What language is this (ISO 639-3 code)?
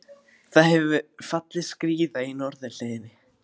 isl